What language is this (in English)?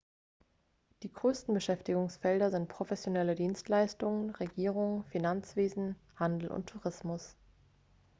German